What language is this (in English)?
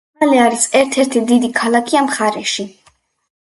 Georgian